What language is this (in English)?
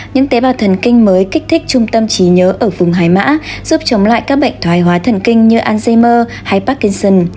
Vietnamese